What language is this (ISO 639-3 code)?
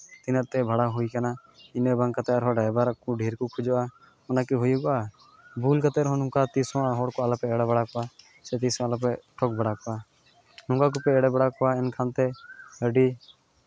sat